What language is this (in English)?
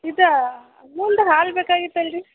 Kannada